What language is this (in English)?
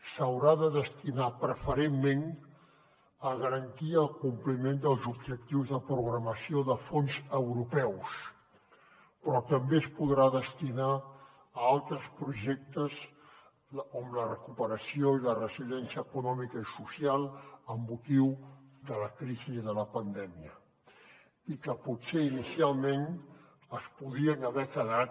Catalan